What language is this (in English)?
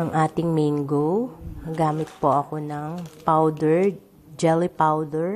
Filipino